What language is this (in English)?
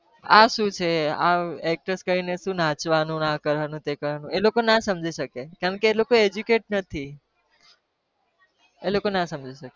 Gujarati